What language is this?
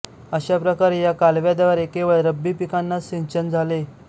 Marathi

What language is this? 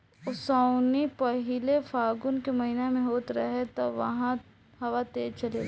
Bhojpuri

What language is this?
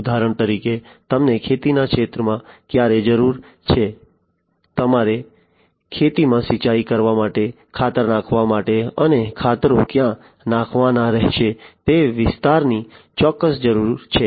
Gujarati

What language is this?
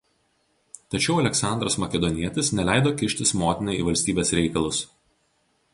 Lithuanian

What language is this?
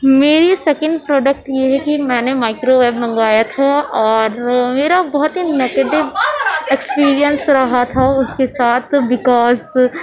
Urdu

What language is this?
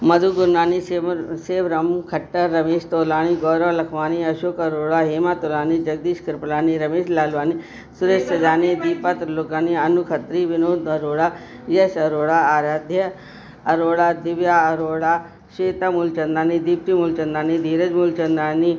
Sindhi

